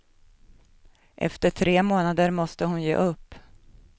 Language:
Swedish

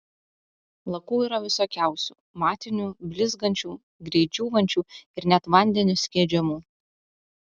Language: Lithuanian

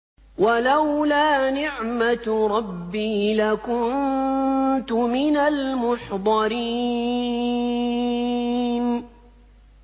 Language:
Arabic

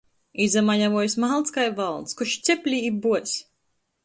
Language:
Latgalian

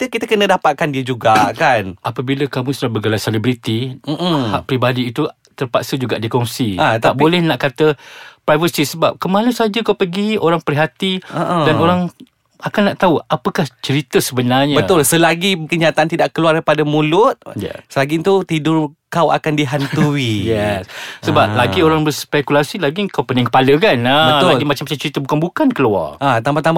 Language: Malay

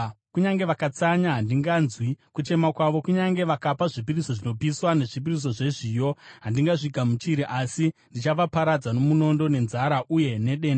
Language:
Shona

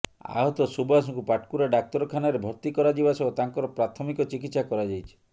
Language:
Odia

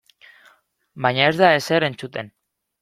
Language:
Basque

